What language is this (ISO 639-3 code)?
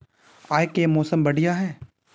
mag